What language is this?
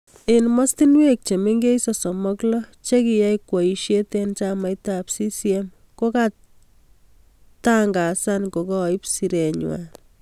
Kalenjin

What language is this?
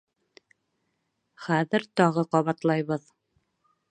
Bashkir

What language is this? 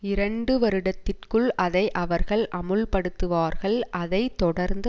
Tamil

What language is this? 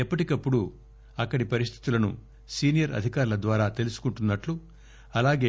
Telugu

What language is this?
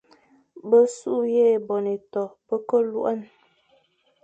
Fang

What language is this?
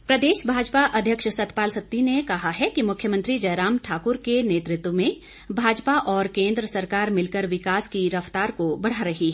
Hindi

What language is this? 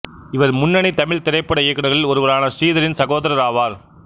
Tamil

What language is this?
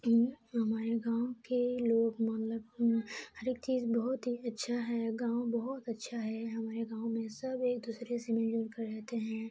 Urdu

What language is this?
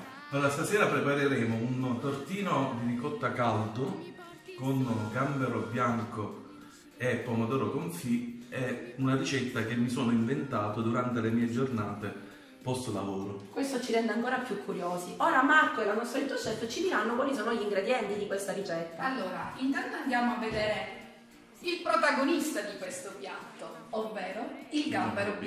Italian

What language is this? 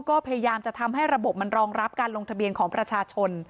Thai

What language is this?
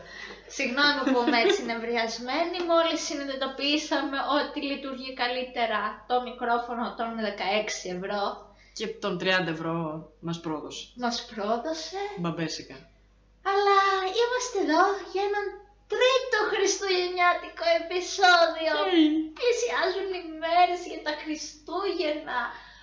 Greek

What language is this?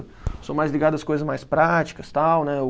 Portuguese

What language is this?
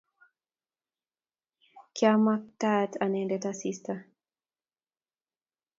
Kalenjin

